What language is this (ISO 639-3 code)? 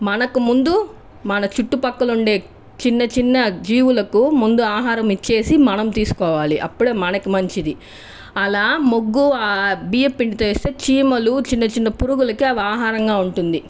tel